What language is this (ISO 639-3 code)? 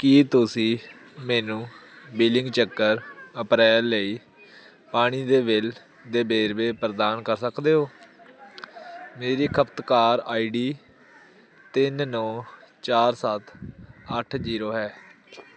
pan